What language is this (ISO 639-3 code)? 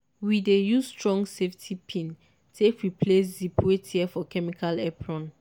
pcm